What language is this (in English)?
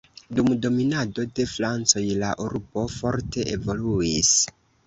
Esperanto